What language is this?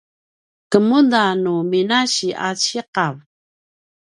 Paiwan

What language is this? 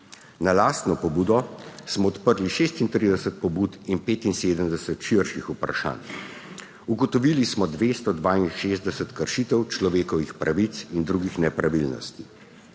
Slovenian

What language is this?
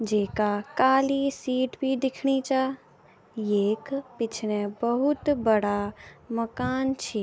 Garhwali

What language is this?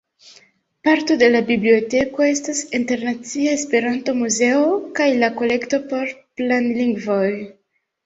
Esperanto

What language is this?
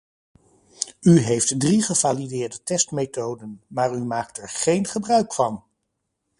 Dutch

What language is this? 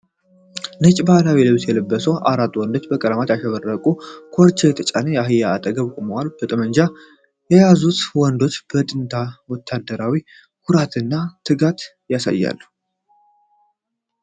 Amharic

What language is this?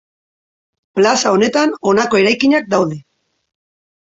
Basque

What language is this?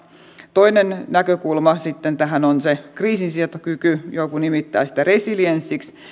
Finnish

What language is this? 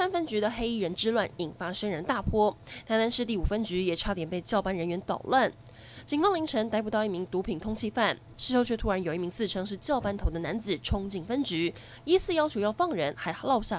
Chinese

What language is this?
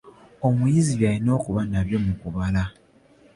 Ganda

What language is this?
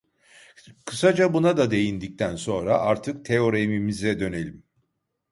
Turkish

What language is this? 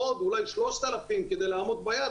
Hebrew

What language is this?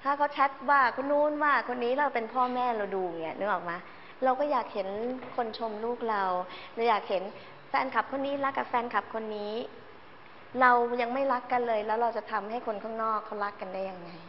Thai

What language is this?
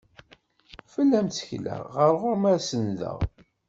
Kabyle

